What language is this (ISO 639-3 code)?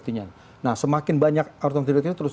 ind